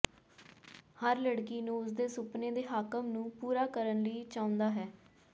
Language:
Punjabi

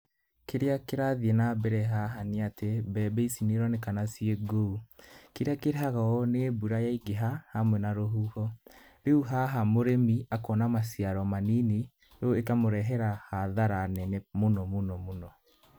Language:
Kikuyu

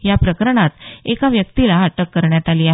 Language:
Marathi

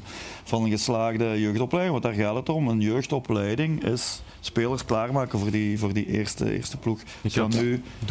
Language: Dutch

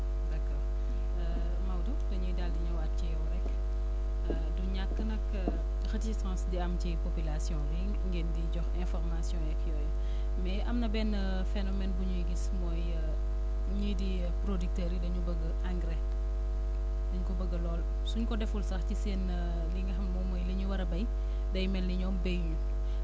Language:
Wolof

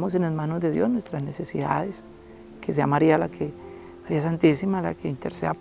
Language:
Spanish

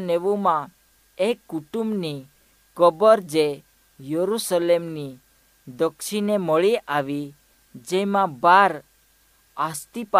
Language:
Hindi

